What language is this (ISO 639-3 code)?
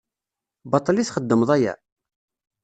kab